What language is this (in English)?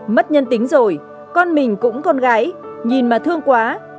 Vietnamese